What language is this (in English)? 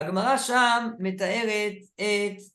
Hebrew